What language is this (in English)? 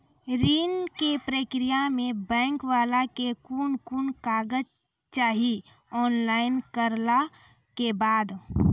Maithili